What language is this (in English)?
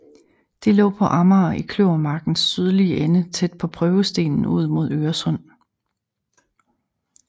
Danish